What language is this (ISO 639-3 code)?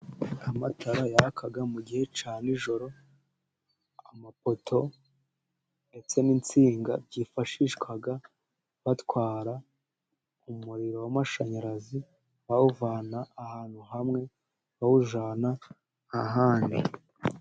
kin